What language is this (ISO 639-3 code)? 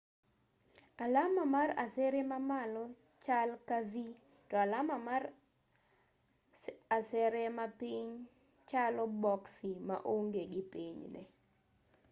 luo